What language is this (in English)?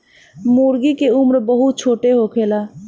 Bhojpuri